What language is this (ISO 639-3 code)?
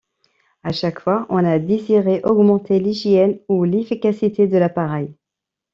fra